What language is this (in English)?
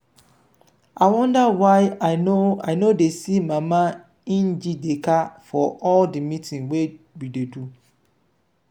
Nigerian Pidgin